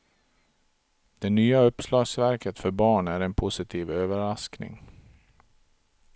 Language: Swedish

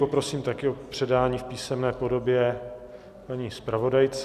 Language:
Czech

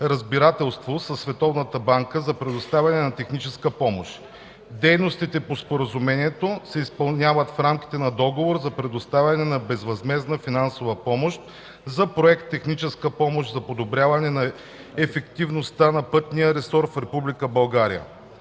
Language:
Bulgarian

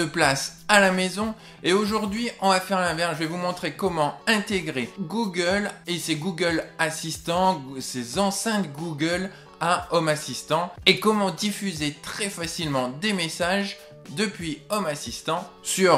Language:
French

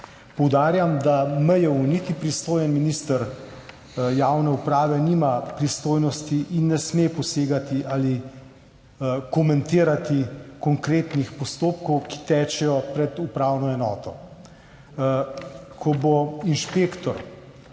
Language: Slovenian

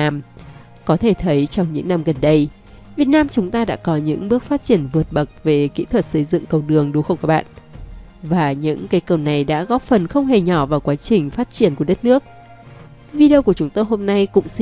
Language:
Vietnamese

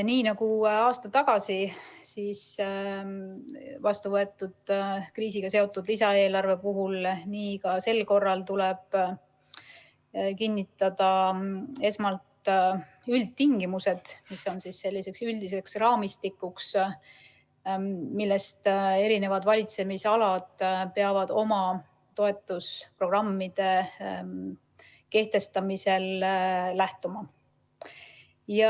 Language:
Estonian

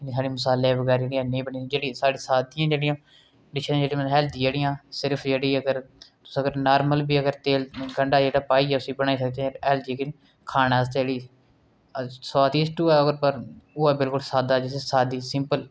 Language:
Dogri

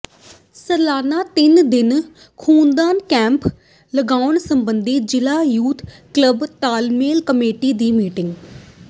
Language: Punjabi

